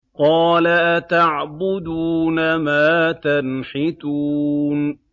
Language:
Arabic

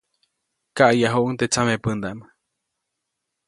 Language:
Copainalá Zoque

